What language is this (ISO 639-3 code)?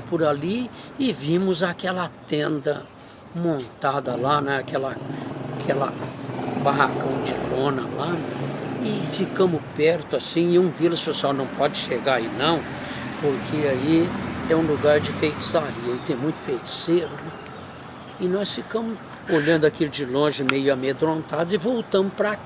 por